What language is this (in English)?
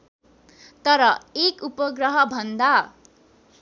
Nepali